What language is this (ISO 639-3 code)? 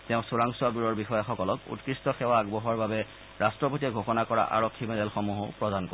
asm